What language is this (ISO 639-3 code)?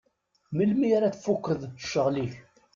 kab